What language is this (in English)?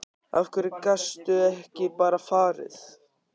Icelandic